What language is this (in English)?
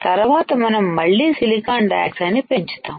Telugu